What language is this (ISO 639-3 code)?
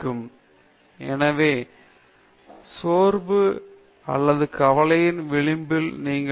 tam